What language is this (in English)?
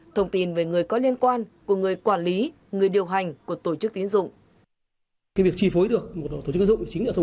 Vietnamese